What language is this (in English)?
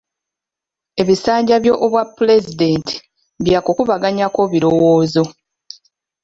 Ganda